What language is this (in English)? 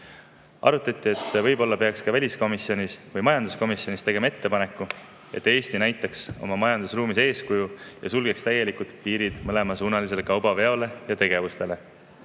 Estonian